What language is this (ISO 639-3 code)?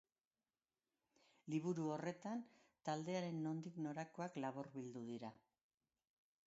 eus